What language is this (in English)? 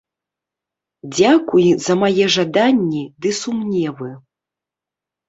Belarusian